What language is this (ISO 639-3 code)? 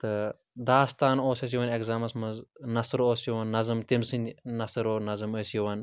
kas